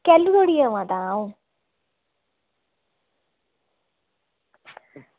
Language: Dogri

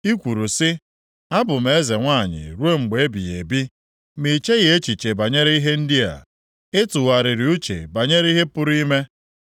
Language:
Igbo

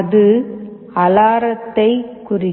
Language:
Tamil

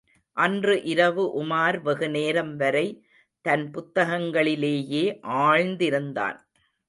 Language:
Tamil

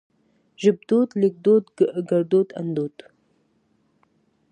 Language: Pashto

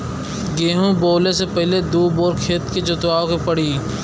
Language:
Bhojpuri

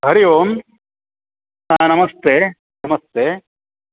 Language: Sanskrit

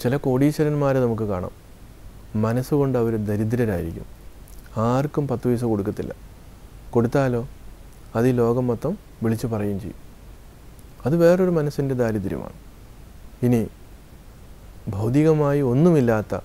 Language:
Arabic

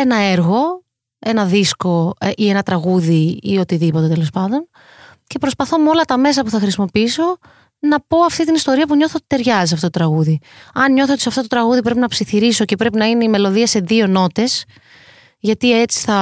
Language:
Greek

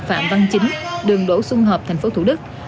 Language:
Vietnamese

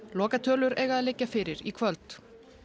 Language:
Icelandic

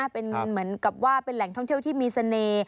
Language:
Thai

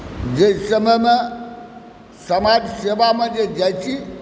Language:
Maithili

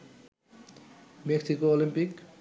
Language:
Bangla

